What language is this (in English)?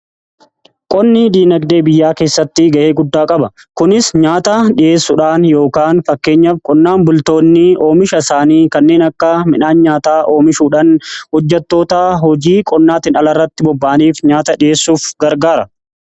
Oromo